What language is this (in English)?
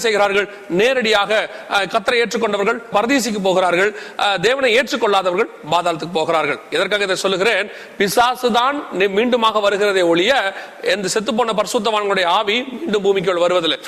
Tamil